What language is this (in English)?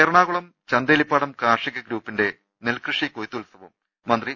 Malayalam